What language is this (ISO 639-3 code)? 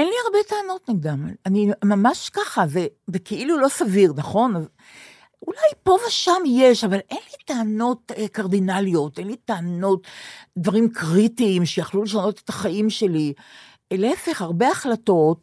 heb